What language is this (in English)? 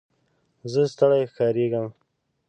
Pashto